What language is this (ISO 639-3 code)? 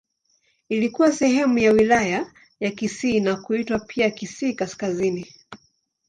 swa